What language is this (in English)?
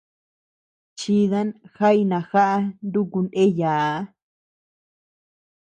Tepeuxila Cuicatec